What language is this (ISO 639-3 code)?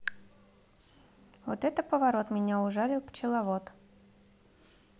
rus